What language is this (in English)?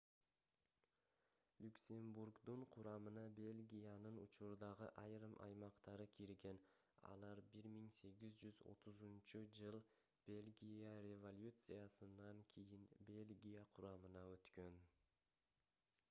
Kyrgyz